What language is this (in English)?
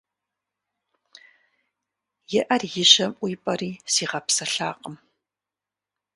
Kabardian